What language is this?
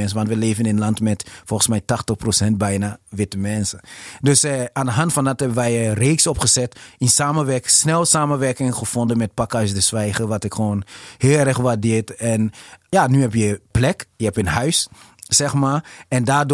Dutch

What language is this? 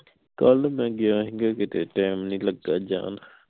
Punjabi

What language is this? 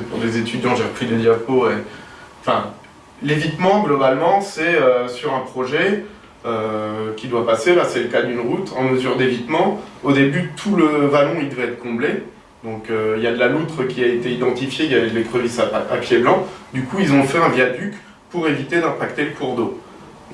French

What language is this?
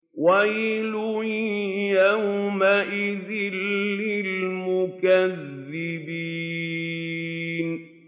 Arabic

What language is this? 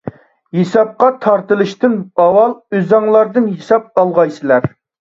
Uyghur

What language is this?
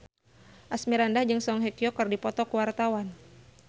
Sundanese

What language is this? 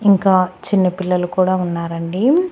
Telugu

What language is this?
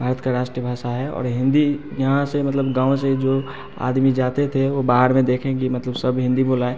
Hindi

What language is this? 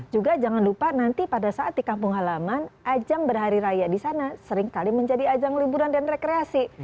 Indonesian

